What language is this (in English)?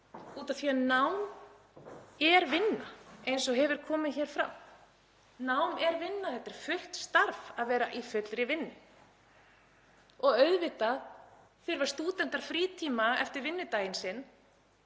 Icelandic